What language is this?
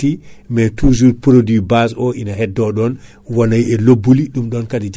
Fula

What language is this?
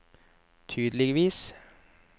Norwegian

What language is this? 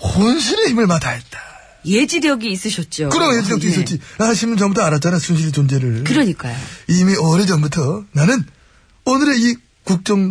Korean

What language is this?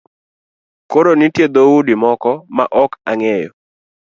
Luo (Kenya and Tanzania)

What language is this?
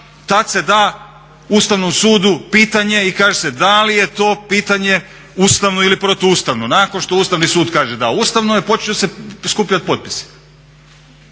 Croatian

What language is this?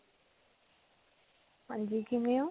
Punjabi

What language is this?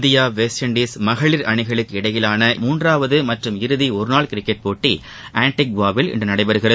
Tamil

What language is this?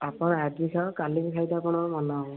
Odia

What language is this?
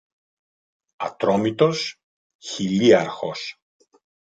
Greek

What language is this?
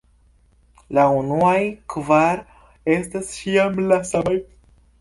Esperanto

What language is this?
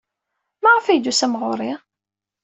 Kabyle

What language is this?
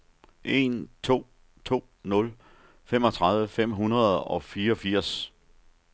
Danish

